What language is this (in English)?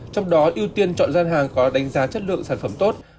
Vietnamese